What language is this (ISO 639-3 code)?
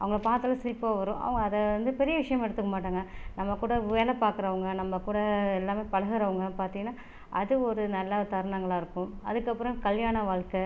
tam